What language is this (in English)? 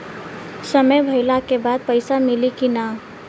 Bhojpuri